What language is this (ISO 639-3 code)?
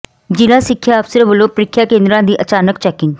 pan